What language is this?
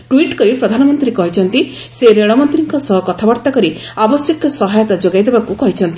Odia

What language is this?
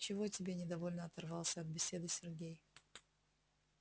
Russian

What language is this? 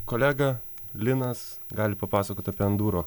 Lithuanian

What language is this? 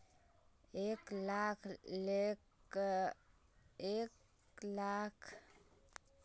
Magahi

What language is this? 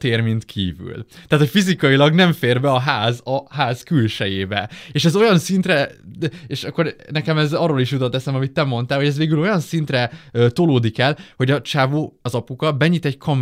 Hungarian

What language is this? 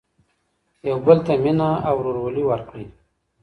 Pashto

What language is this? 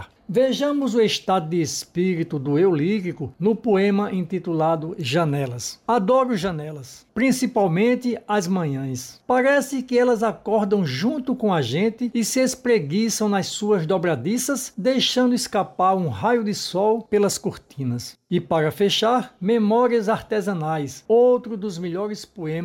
Portuguese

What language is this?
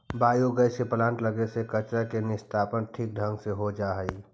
Magahi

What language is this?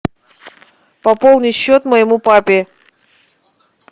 Russian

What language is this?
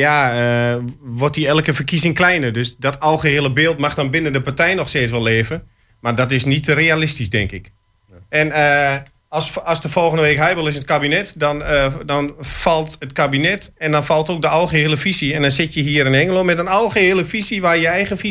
Dutch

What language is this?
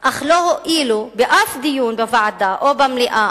Hebrew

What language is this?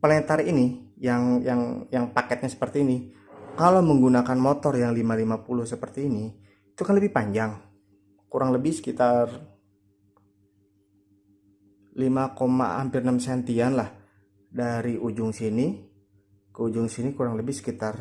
Indonesian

